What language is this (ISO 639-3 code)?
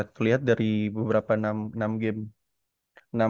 ind